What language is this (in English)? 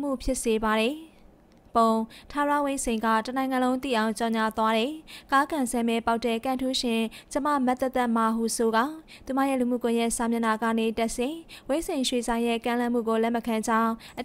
Romanian